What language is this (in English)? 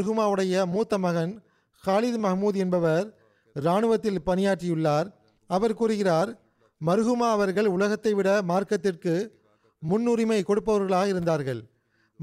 Tamil